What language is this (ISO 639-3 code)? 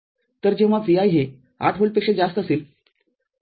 mar